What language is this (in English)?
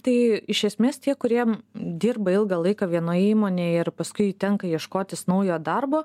Lithuanian